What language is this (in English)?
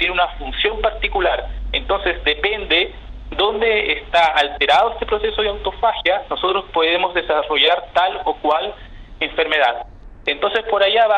Spanish